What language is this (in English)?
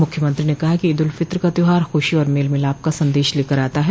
Hindi